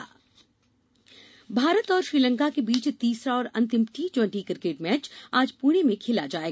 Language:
Hindi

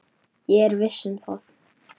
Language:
Icelandic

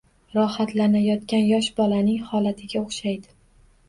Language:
Uzbek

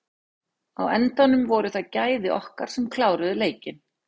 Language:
Icelandic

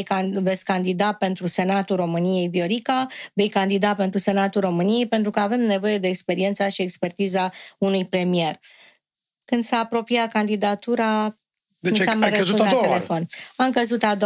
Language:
Romanian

